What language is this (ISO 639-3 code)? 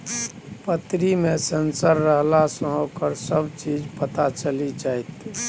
mai